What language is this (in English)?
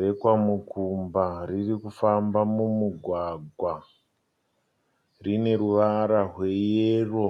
Shona